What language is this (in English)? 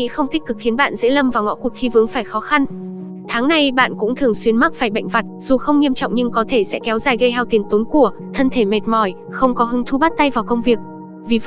Vietnamese